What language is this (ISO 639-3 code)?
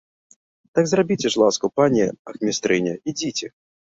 bel